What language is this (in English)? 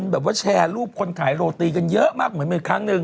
Thai